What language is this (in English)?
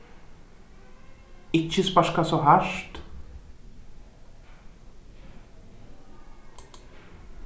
Faroese